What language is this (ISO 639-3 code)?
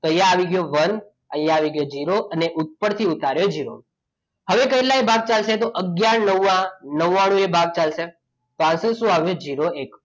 guj